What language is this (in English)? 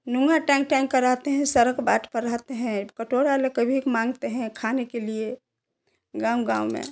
Hindi